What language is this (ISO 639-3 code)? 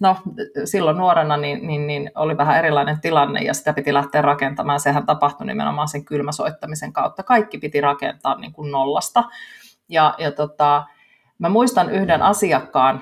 fin